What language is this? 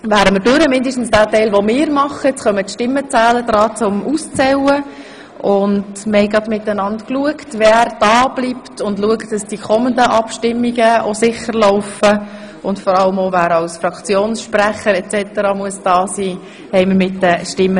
Swiss German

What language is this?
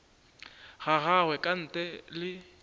Northern Sotho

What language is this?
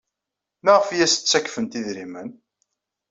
Kabyle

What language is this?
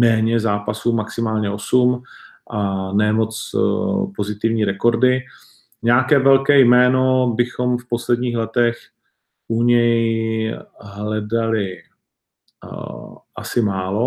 Czech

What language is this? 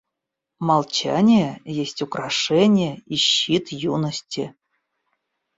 Russian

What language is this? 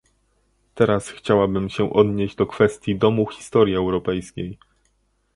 Polish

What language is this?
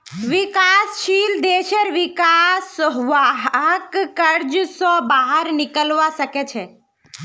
Magahi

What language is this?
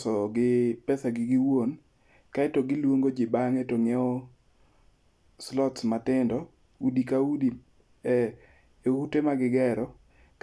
Luo (Kenya and Tanzania)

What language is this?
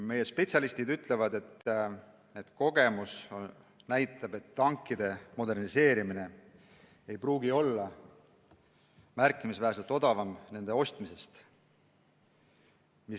Estonian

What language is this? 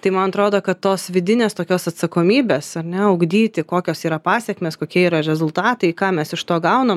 Lithuanian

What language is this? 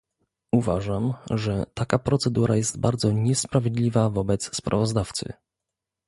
Polish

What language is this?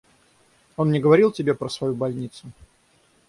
Russian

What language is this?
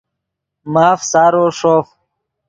Yidgha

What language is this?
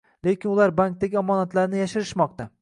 Uzbek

